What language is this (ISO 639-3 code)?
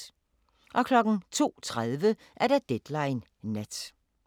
dan